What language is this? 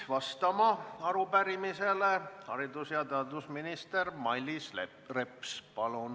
Estonian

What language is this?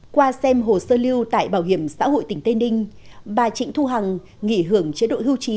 Vietnamese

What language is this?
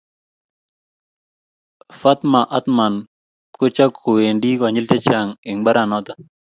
Kalenjin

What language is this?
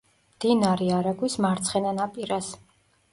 Georgian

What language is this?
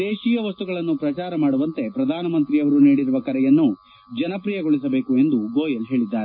Kannada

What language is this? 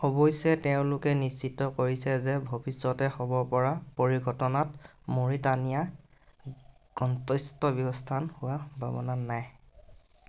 Assamese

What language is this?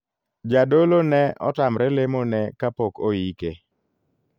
Luo (Kenya and Tanzania)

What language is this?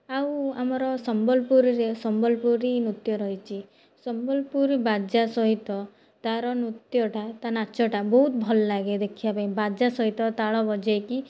Odia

